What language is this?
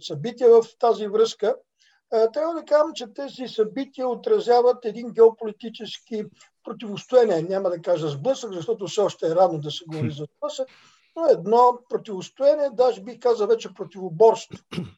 Bulgarian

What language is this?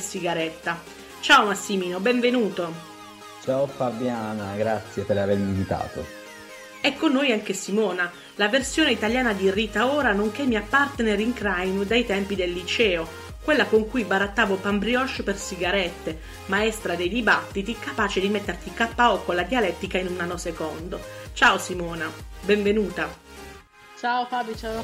Italian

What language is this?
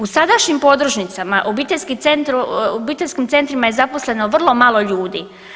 Croatian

